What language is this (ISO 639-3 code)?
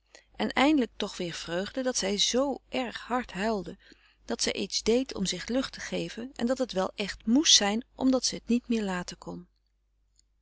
nld